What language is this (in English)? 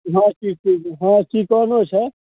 Maithili